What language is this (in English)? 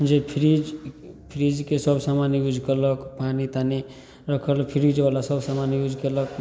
Maithili